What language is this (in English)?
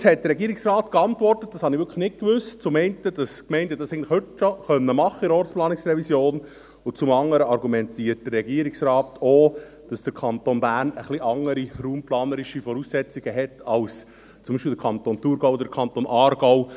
Swiss German